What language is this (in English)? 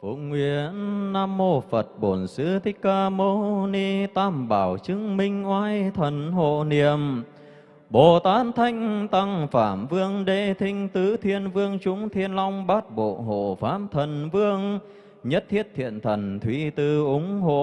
Vietnamese